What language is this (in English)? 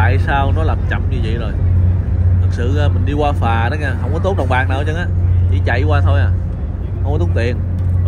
Vietnamese